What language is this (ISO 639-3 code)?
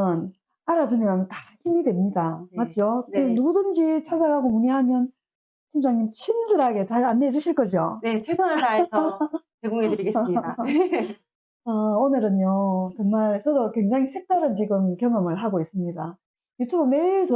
kor